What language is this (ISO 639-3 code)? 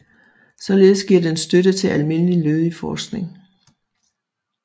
dan